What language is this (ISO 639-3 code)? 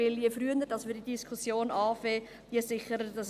gsw